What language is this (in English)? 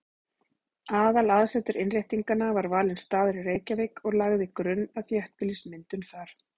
Icelandic